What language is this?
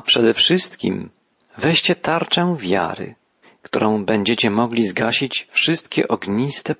Polish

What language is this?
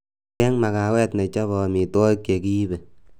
Kalenjin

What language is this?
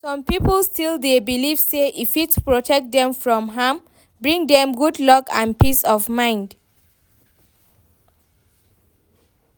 Nigerian Pidgin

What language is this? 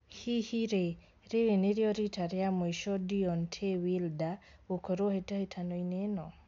Kikuyu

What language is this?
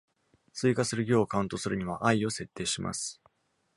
Japanese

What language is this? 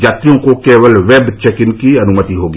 Hindi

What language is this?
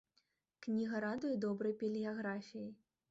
Belarusian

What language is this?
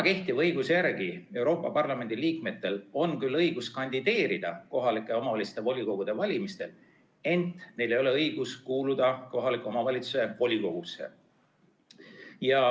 Estonian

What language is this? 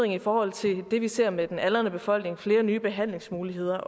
Danish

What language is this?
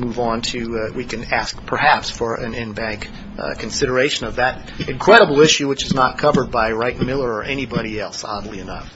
English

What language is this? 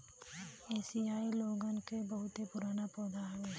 Bhojpuri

